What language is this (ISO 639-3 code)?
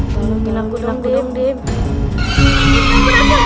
ind